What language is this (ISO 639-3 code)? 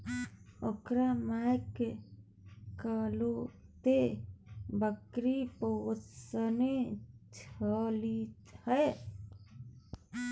mai